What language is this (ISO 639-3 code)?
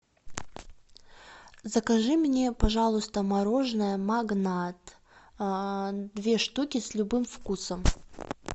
rus